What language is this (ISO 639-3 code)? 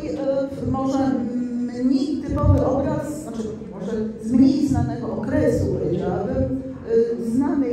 pol